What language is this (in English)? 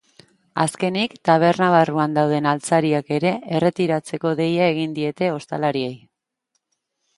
Basque